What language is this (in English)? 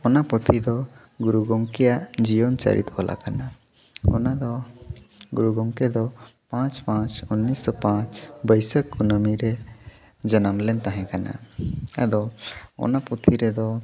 Santali